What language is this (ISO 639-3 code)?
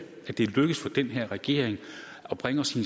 dan